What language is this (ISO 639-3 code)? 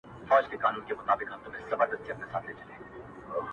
pus